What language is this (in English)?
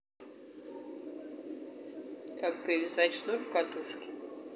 Russian